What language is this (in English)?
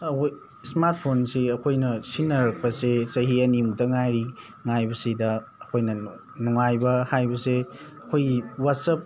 Manipuri